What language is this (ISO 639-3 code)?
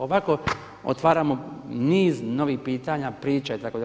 hrv